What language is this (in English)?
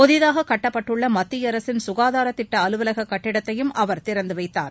Tamil